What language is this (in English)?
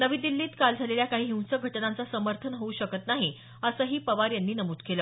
Marathi